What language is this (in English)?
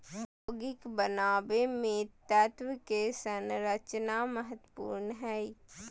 Magahi